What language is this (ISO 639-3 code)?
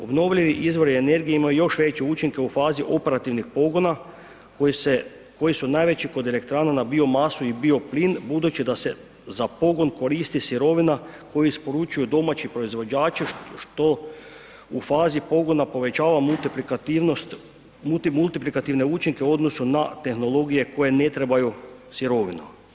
hrv